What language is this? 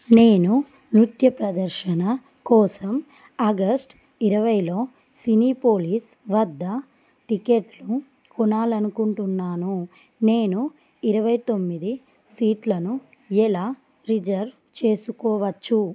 Telugu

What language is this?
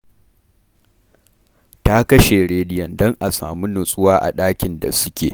Hausa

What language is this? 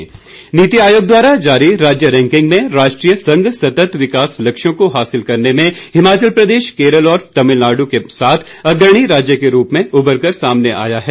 Hindi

